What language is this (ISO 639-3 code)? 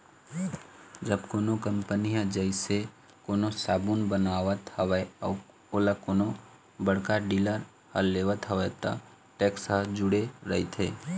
hne